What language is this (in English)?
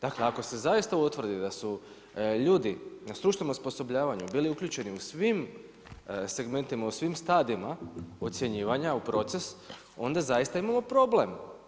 Croatian